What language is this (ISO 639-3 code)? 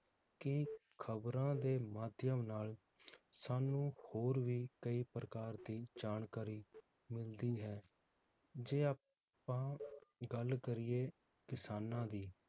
pan